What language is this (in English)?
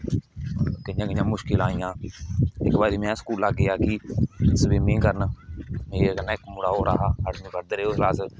Dogri